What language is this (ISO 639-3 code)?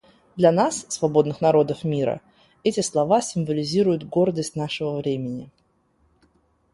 rus